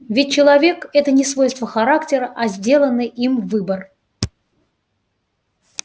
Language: Russian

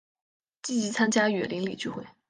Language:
Chinese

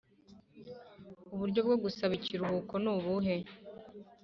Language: Kinyarwanda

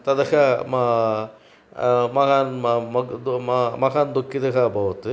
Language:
Sanskrit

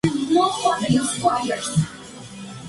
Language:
Spanish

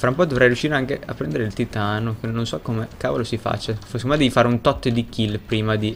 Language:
Italian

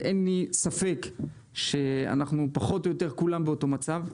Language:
Hebrew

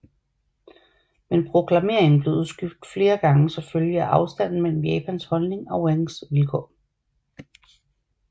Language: Danish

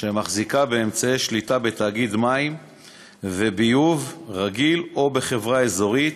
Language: Hebrew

